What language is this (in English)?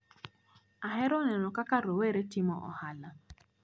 Luo (Kenya and Tanzania)